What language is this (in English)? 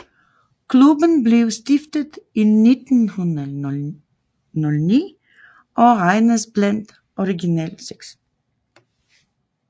Danish